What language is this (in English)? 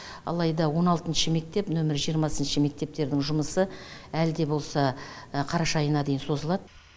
Kazakh